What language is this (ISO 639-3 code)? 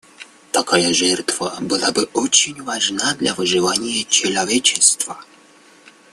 rus